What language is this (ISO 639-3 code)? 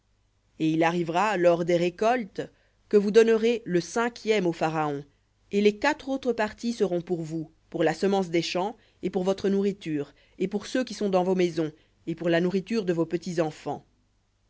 fra